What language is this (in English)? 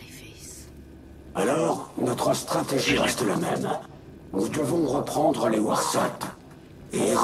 French